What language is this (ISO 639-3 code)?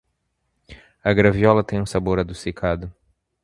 por